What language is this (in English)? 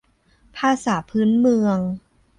Thai